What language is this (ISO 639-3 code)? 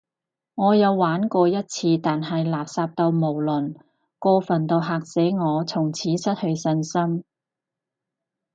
yue